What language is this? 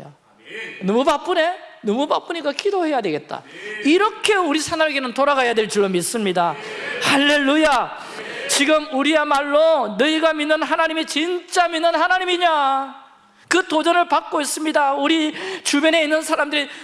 Korean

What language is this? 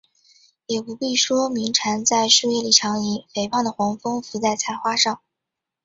Chinese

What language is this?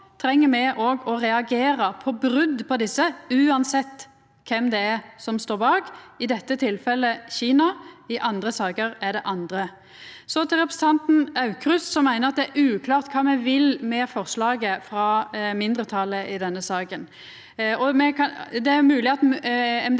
Norwegian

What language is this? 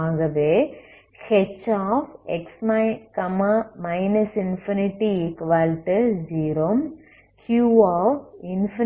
Tamil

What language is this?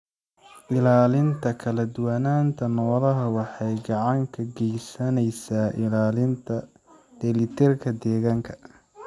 Somali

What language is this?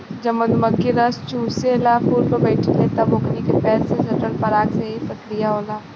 Bhojpuri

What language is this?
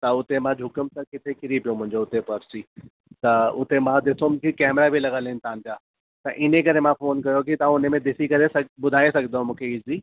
Sindhi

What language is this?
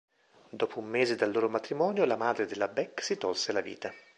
Italian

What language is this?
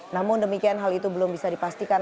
Indonesian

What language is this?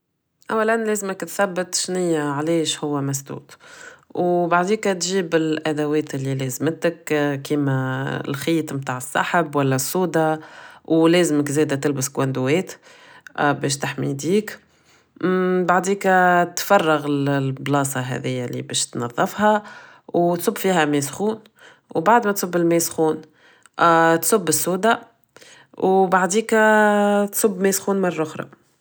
Tunisian Arabic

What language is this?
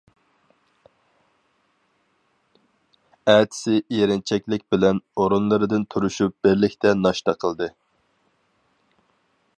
Uyghur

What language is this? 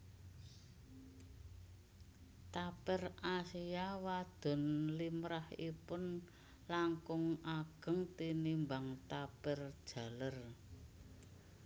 Javanese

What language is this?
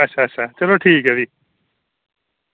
Dogri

